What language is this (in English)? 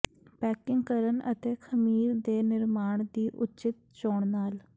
Punjabi